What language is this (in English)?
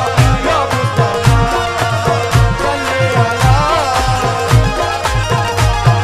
Hindi